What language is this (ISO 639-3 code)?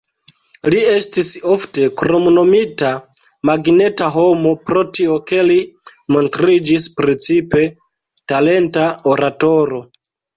epo